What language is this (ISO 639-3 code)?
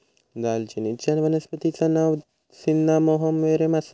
mar